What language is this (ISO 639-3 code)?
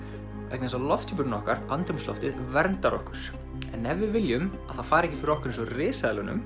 isl